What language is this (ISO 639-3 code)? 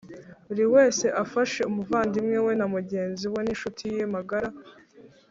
kin